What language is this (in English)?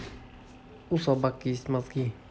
Russian